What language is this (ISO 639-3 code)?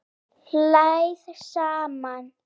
isl